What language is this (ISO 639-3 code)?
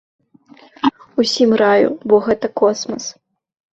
bel